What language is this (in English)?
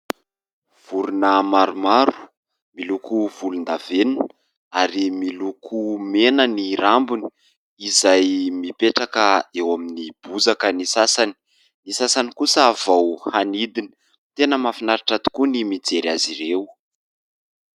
Malagasy